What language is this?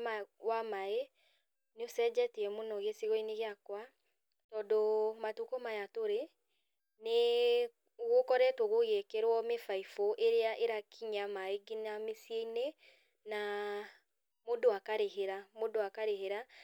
Kikuyu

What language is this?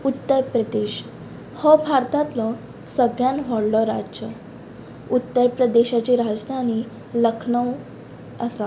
Konkani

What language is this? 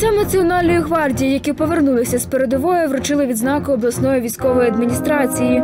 Ukrainian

